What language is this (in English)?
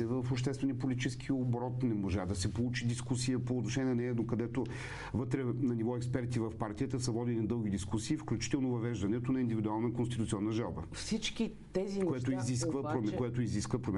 Bulgarian